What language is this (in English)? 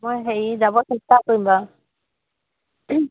Assamese